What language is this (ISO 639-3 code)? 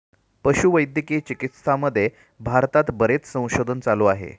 mar